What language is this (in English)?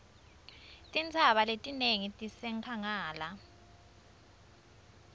Swati